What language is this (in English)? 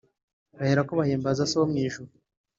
Kinyarwanda